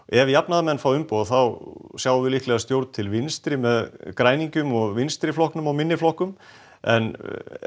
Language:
Icelandic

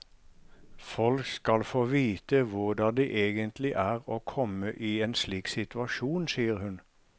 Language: Norwegian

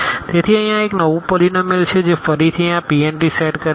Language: Gujarati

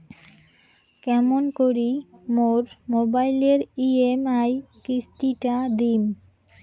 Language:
Bangla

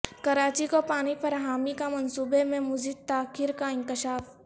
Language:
Urdu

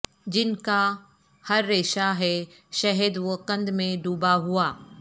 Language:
Urdu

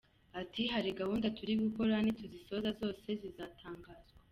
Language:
Kinyarwanda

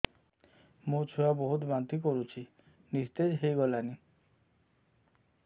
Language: Odia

